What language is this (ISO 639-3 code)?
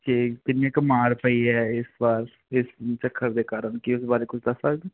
pan